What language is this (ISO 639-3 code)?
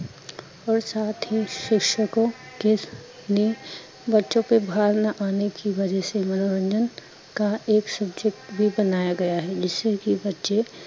pan